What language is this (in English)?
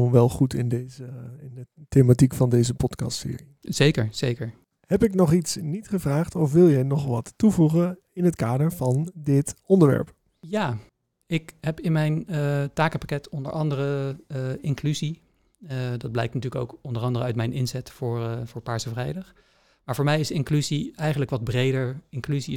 Dutch